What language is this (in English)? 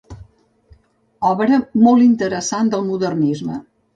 Catalan